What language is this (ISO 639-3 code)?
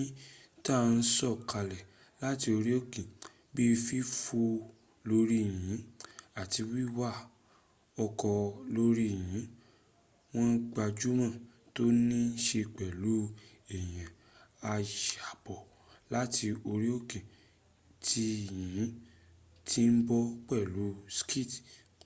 yor